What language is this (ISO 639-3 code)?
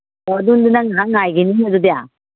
mni